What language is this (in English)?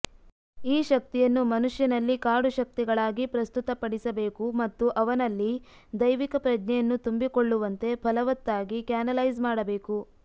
Kannada